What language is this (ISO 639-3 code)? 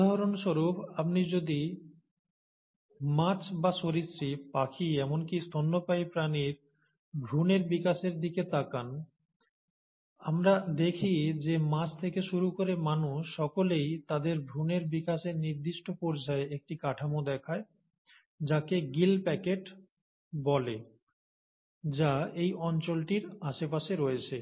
ben